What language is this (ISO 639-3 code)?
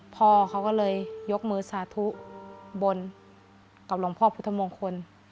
tha